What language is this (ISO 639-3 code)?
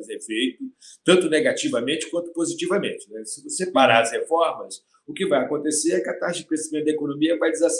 por